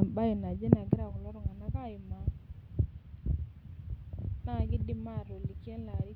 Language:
Masai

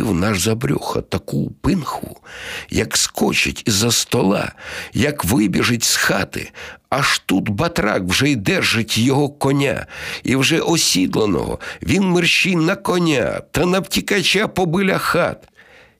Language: Ukrainian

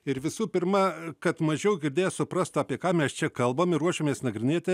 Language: Lithuanian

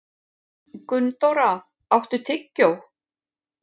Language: Icelandic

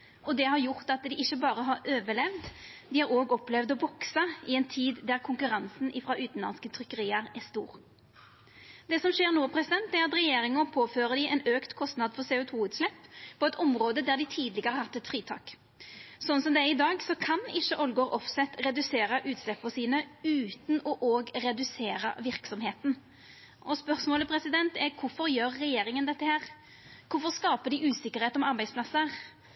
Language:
Norwegian Nynorsk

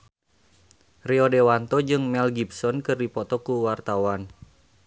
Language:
Sundanese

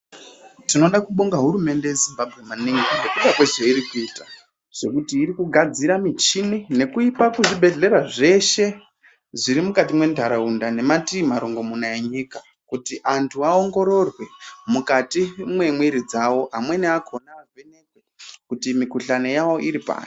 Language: Ndau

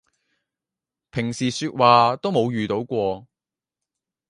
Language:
Cantonese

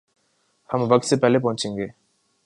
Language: Urdu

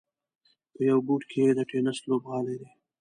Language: Pashto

